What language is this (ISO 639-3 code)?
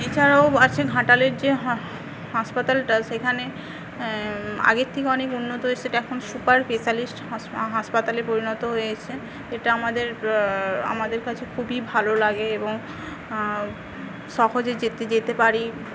ben